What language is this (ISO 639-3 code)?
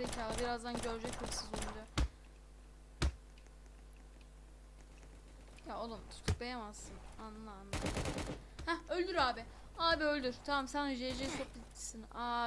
tur